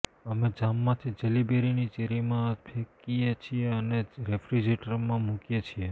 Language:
Gujarati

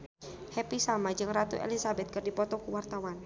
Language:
Sundanese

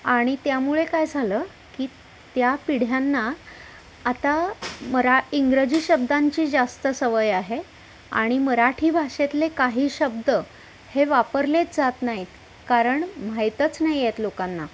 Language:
Marathi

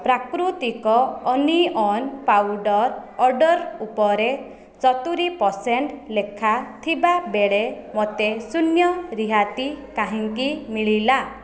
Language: Odia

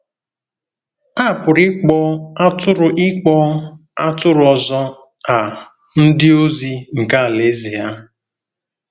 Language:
Igbo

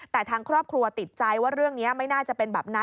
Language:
Thai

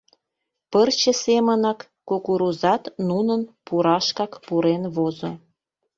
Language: Mari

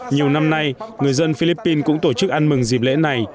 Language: Vietnamese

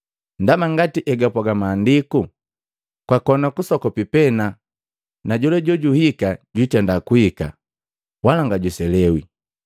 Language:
Matengo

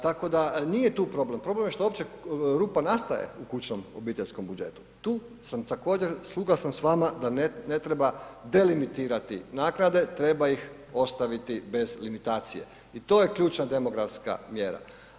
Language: Croatian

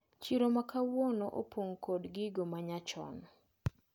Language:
Luo (Kenya and Tanzania)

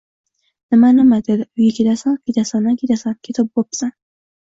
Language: Uzbek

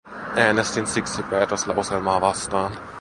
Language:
Finnish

